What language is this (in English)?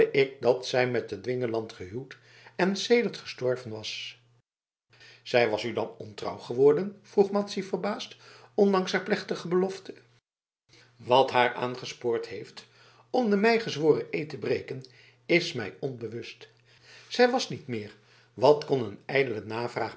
Dutch